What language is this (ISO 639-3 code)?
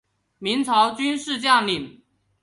zho